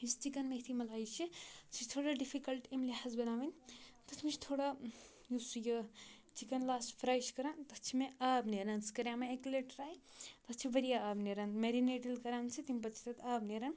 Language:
Kashmiri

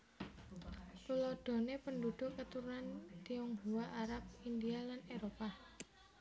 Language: Javanese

